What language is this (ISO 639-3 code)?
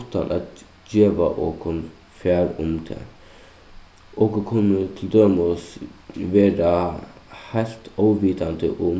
fao